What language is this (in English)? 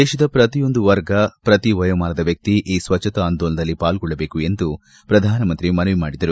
Kannada